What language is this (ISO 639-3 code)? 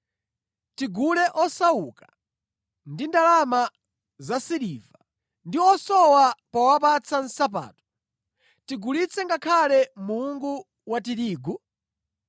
nya